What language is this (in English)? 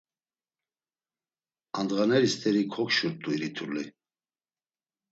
Laz